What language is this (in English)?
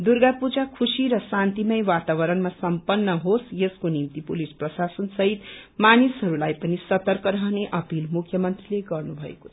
Nepali